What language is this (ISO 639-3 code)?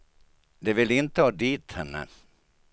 swe